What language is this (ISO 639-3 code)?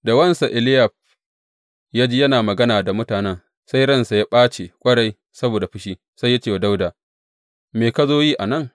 hau